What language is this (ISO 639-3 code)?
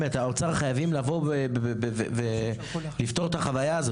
heb